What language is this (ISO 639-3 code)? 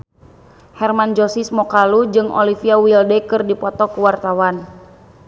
sun